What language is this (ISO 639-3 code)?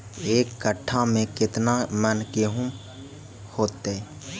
mag